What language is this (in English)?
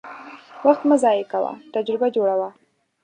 Pashto